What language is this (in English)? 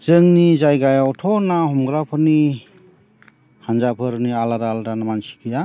Bodo